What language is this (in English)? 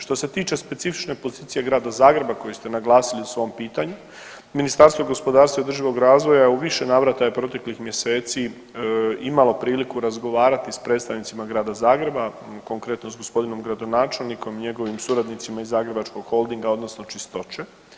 Croatian